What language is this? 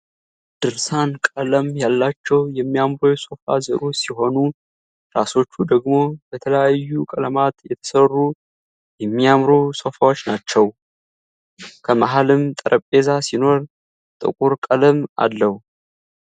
Amharic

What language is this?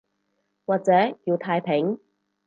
Cantonese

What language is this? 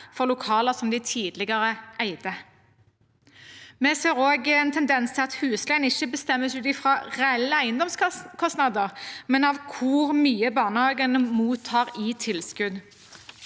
Norwegian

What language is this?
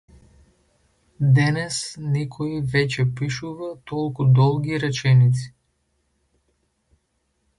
Macedonian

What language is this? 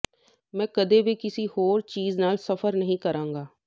Punjabi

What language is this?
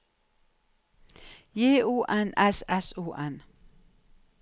Norwegian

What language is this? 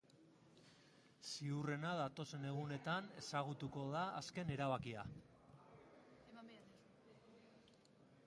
Basque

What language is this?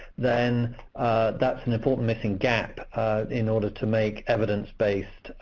English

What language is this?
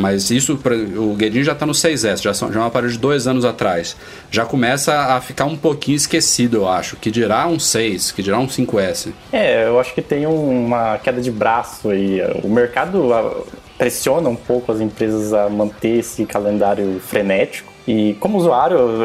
Portuguese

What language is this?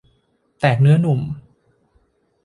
Thai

